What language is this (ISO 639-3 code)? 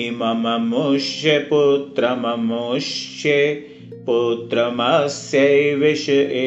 hin